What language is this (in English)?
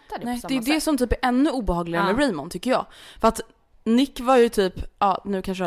Swedish